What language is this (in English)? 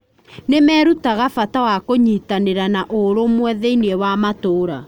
Kikuyu